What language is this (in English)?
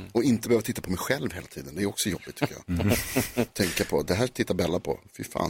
Swedish